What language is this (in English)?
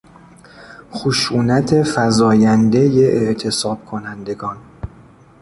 Persian